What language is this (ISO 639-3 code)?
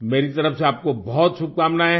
hin